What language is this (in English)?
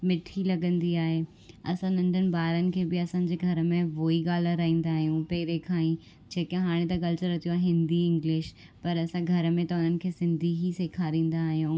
Sindhi